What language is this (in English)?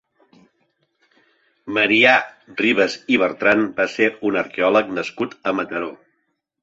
Catalan